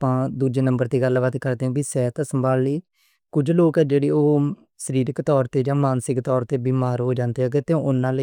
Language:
Western Panjabi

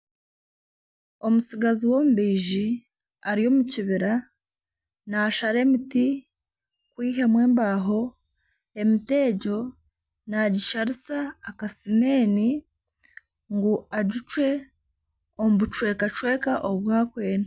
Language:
Nyankole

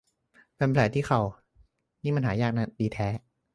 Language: Thai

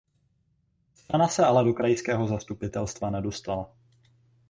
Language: Czech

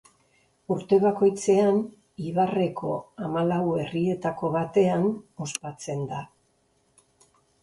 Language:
Basque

